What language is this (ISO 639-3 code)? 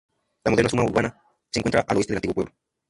spa